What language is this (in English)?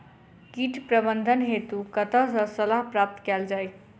Maithili